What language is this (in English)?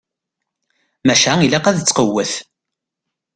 Kabyle